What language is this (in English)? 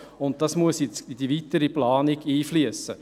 Swiss German